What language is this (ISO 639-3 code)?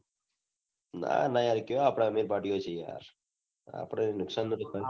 guj